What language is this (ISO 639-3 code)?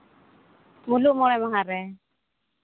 sat